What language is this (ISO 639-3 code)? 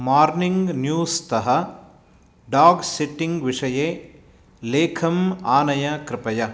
san